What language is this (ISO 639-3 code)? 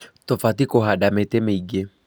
kik